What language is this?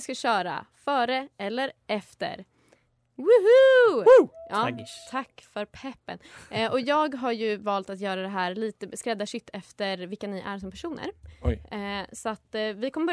Swedish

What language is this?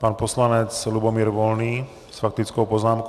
Czech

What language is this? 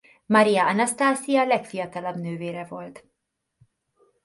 Hungarian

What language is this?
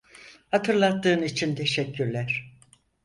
Turkish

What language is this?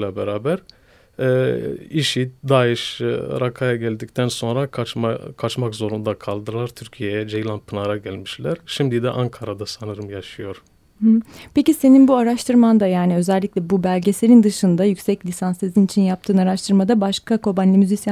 Turkish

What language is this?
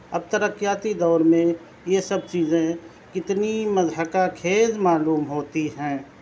Urdu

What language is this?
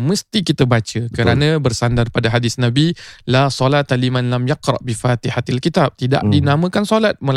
Malay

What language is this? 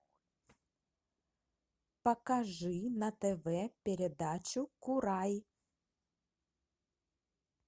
Russian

